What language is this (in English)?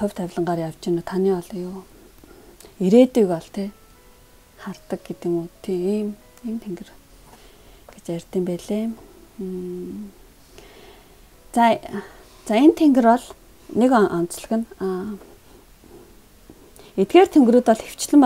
Korean